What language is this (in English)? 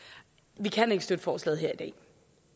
Danish